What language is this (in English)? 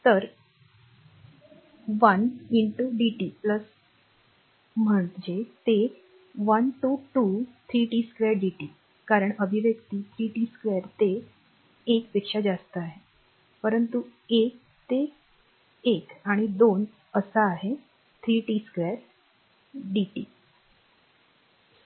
Marathi